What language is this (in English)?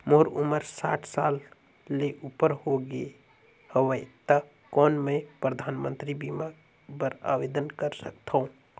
Chhattisgarhi